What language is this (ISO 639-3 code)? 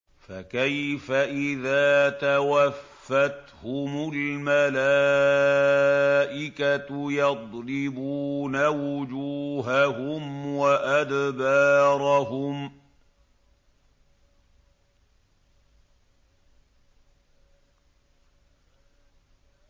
ara